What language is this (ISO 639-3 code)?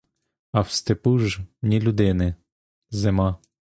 ukr